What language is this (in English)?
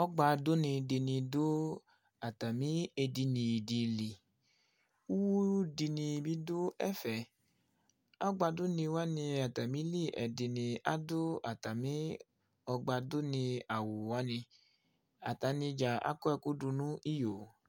Ikposo